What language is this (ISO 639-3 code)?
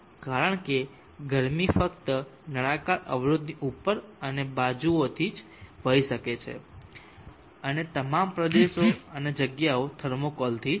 guj